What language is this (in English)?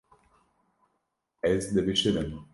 Kurdish